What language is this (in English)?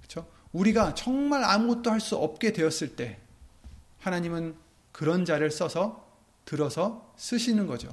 Korean